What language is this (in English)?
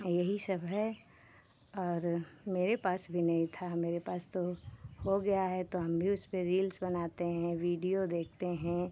Hindi